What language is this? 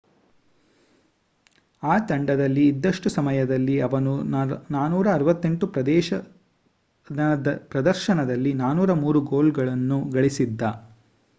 Kannada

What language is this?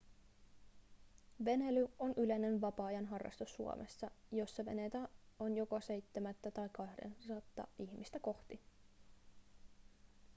Finnish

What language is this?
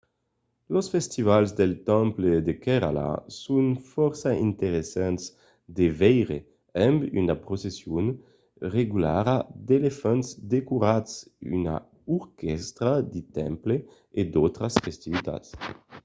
Occitan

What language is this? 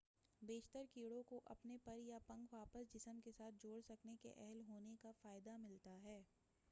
Urdu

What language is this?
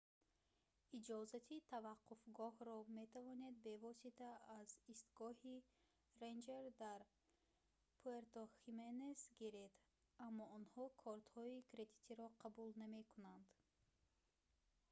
Tajik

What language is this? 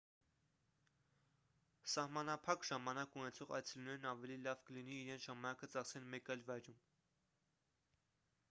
Armenian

